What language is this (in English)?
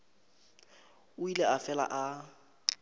Northern Sotho